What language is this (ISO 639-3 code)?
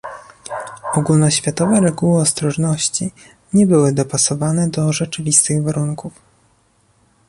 pol